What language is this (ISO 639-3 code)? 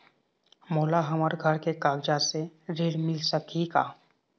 hne